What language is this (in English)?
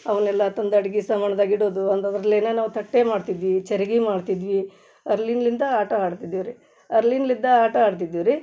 Kannada